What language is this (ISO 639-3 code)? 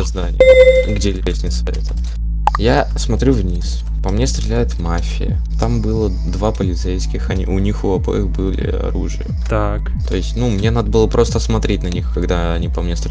rus